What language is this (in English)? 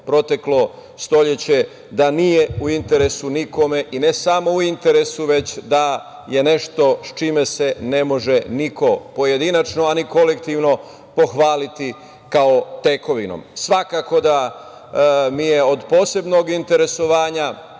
Serbian